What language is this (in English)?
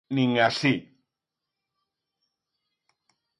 Galician